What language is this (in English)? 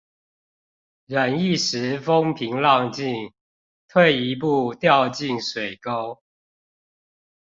Chinese